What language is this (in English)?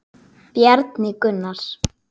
Icelandic